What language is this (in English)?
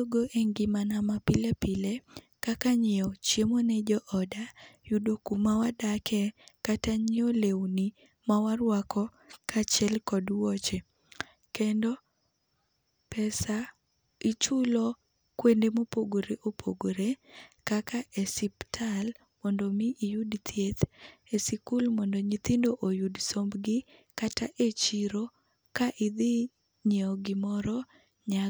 Luo (Kenya and Tanzania)